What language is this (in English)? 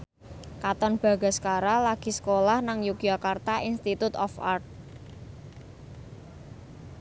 Javanese